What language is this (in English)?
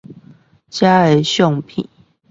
Chinese